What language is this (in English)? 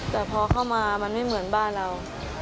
Thai